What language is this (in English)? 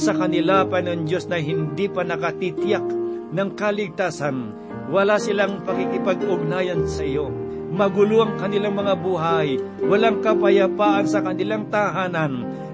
Filipino